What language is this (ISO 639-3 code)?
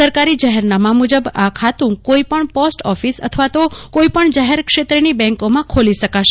guj